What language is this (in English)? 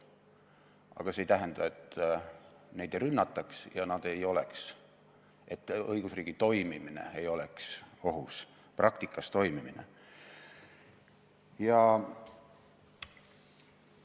Estonian